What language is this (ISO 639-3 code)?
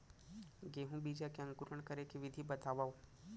hne